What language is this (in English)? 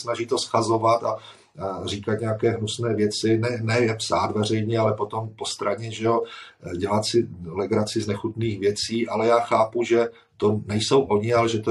Czech